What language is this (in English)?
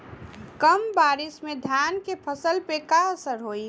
Bhojpuri